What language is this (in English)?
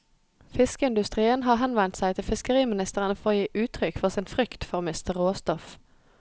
Norwegian